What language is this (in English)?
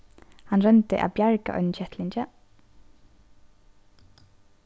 Faroese